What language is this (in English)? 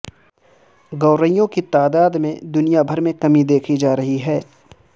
Urdu